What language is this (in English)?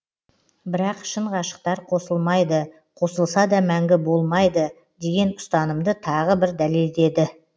Kazakh